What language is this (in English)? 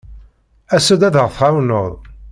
Kabyle